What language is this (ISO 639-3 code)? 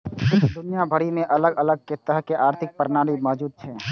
mai